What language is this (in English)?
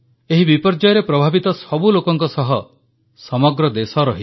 Odia